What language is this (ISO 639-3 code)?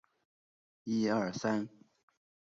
zho